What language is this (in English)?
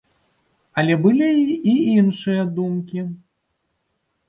Belarusian